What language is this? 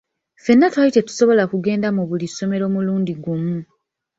Ganda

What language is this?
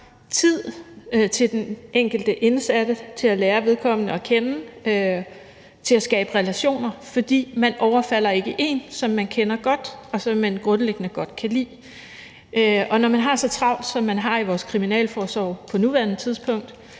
Danish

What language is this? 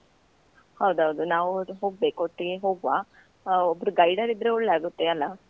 Kannada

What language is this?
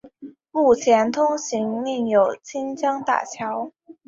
Chinese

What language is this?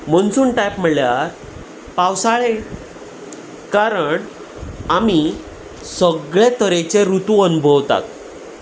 Konkani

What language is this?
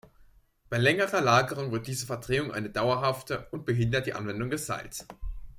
German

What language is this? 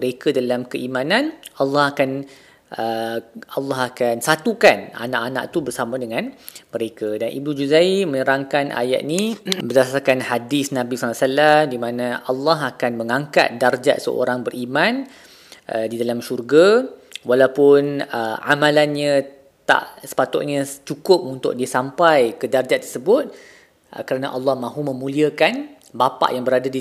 Malay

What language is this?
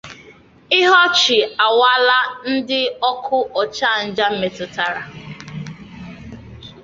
Igbo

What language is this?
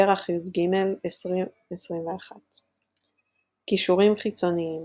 Hebrew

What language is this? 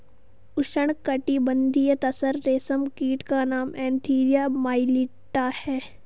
Hindi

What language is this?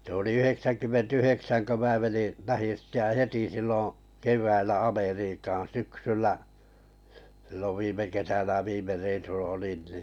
Finnish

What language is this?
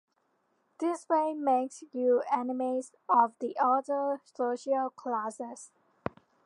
English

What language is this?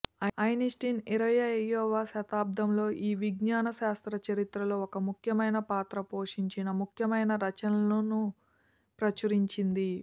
Telugu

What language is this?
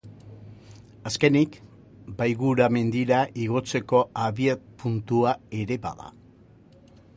Basque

